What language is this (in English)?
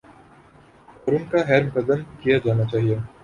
Urdu